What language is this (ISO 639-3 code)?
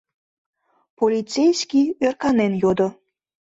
chm